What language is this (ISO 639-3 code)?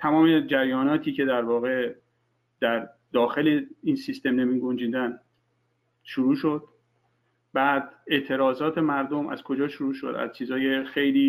fas